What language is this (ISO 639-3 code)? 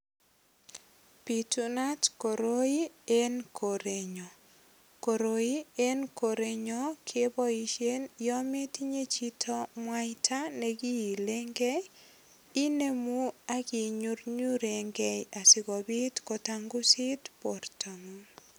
kln